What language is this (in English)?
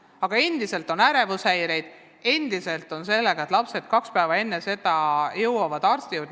Estonian